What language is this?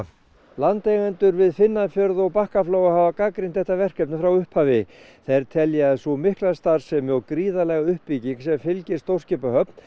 Icelandic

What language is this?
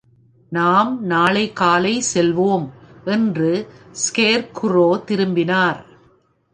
Tamil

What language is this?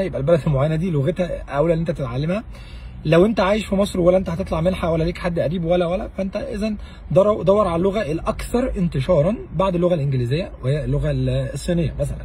Arabic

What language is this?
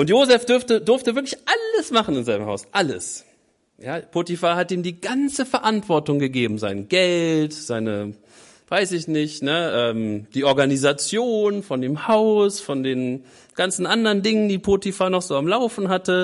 German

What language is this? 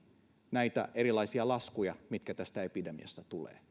Finnish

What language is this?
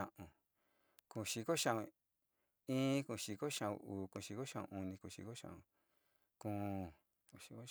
Sinicahua Mixtec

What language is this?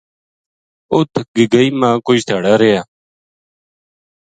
Gujari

